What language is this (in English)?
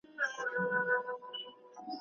Pashto